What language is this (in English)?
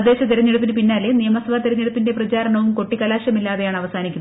Malayalam